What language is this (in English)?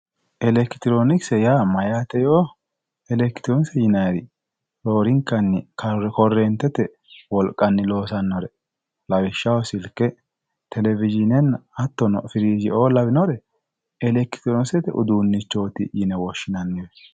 Sidamo